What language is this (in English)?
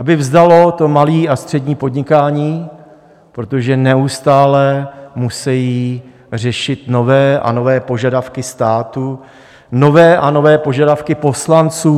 Czech